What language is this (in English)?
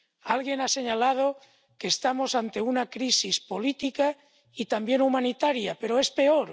Spanish